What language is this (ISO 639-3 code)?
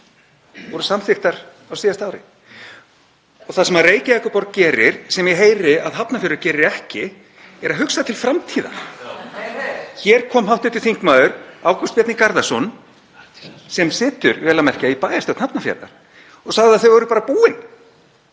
isl